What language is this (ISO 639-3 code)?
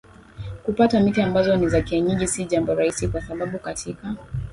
swa